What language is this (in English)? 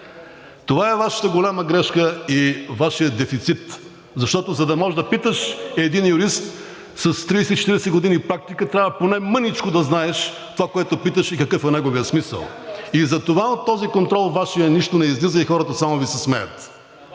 Bulgarian